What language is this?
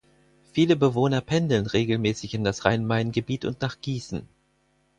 German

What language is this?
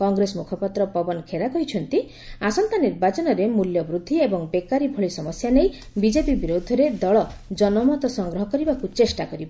Odia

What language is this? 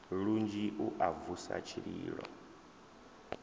Venda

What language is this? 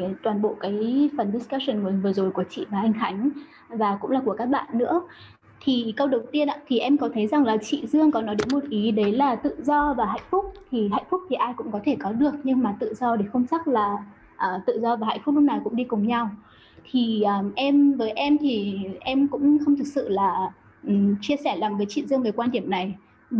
Vietnamese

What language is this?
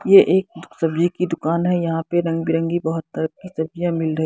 Hindi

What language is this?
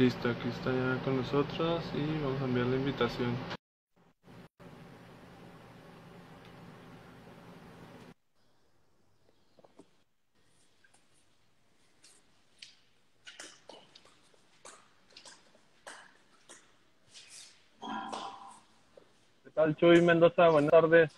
Spanish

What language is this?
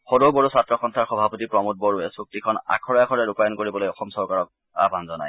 Assamese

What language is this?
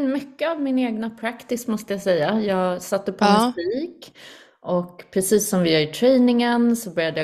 Swedish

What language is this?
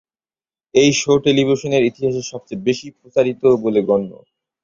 Bangla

